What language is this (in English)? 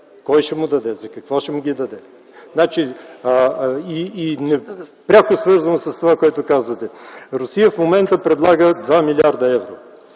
Bulgarian